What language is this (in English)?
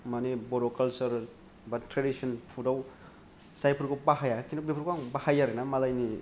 Bodo